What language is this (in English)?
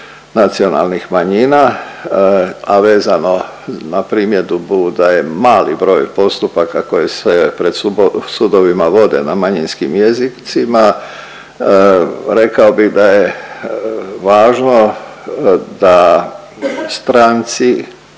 Croatian